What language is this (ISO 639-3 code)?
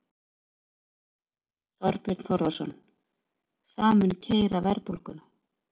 isl